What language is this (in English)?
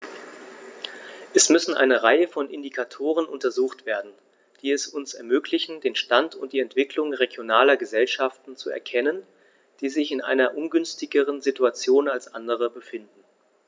German